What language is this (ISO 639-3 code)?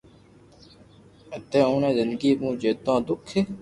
lrk